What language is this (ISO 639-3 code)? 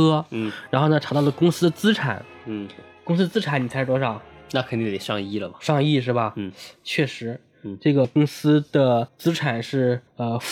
zho